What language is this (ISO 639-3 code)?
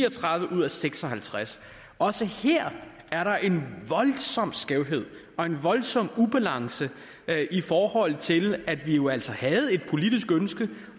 dan